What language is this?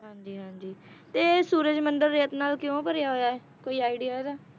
Punjabi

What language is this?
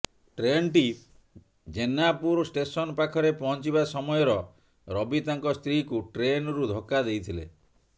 Odia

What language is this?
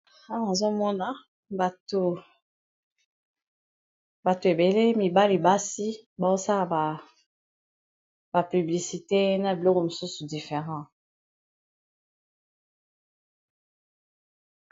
Lingala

